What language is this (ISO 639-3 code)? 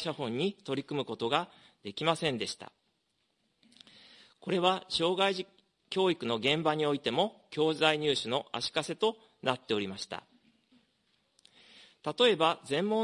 jpn